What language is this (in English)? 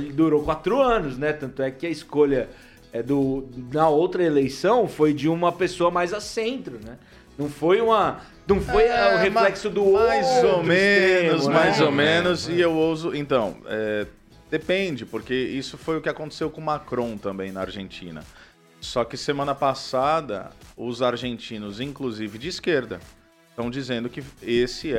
Portuguese